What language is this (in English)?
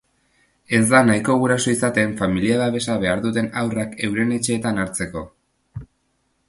Basque